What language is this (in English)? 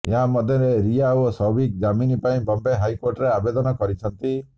Odia